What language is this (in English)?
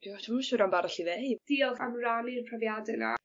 Welsh